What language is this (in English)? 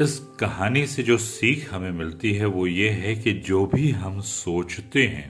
Hindi